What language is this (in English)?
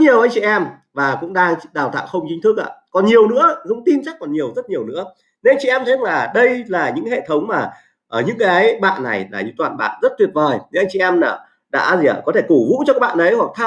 Vietnamese